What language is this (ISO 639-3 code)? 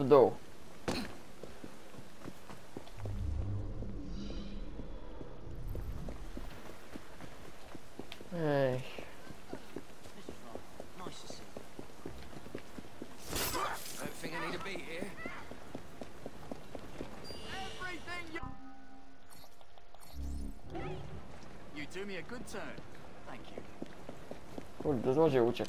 pol